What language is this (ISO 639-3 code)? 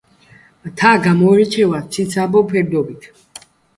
kat